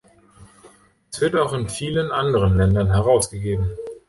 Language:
German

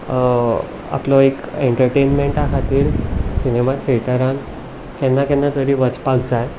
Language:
Konkani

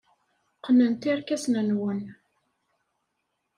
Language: Kabyle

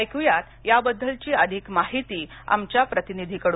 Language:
Marathi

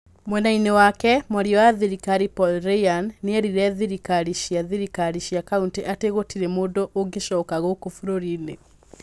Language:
Kikuyu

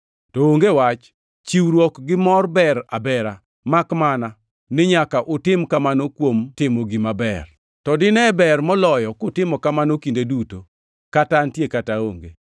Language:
Luo (Kenya and Tanzania)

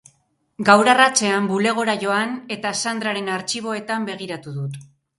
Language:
Basque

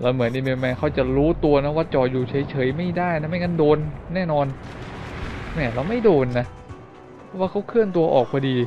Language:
Thai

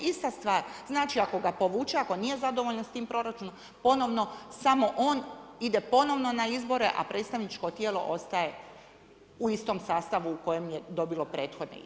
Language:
Croatian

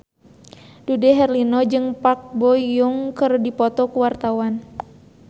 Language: Sundanese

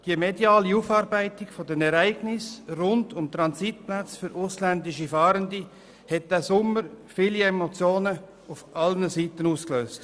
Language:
Swiss German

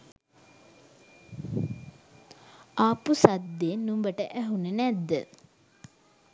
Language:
Sinhala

